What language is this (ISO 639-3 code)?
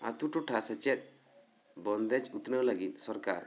sat